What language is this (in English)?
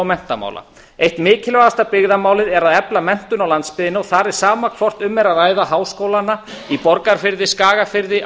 Icelandic